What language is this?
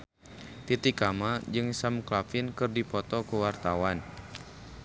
Sundanese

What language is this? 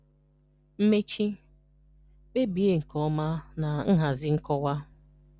Igbo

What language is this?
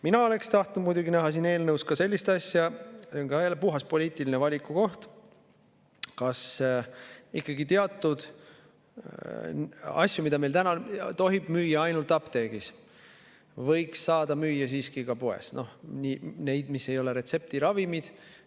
Estonian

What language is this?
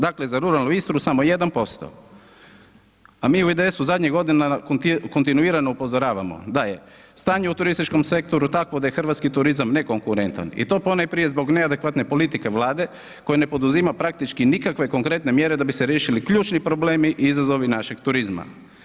Croatian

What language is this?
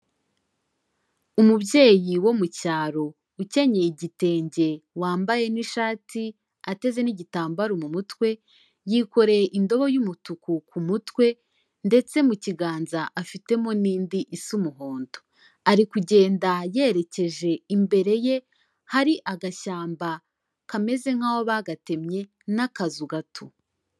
Kinyarwanda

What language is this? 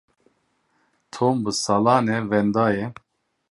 Kurdish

